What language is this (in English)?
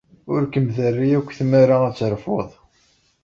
Kabyle